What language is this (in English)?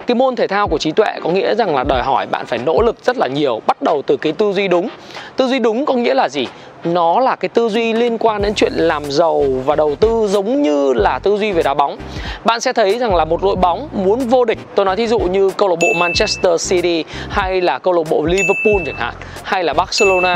Vietnamese